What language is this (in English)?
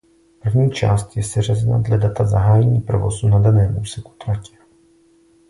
Czech